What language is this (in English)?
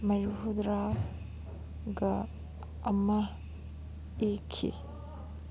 Manipuri